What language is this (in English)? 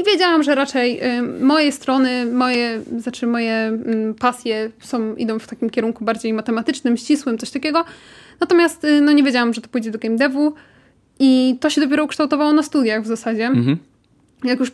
Polish